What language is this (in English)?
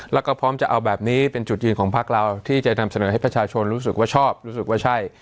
Thai